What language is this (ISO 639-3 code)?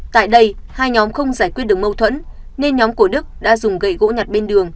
vie